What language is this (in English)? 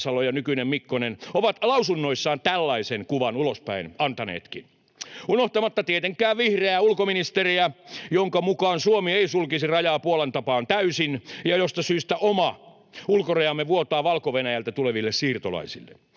Finnish